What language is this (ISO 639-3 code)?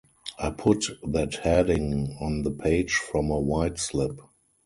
eng